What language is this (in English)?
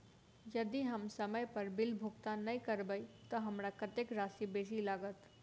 Maithili